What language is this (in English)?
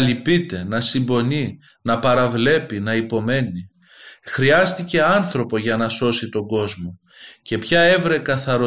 Greek